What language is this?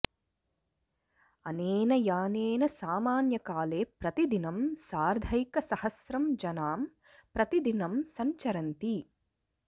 Sanskrit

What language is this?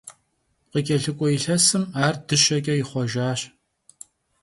Kabardian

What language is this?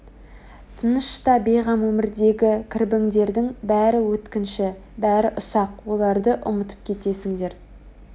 Kazakh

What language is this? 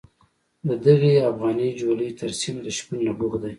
Pashto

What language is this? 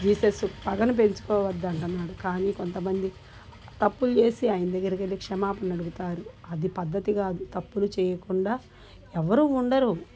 Telugu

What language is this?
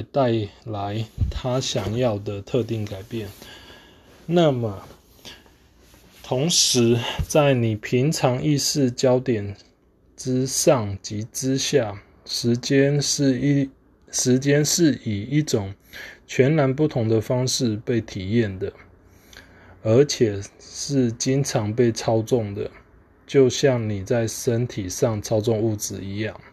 Chinese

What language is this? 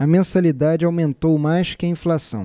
Portuguese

